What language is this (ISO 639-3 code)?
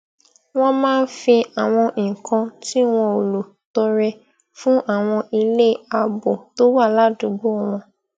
yor